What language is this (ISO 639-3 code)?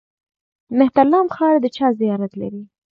pus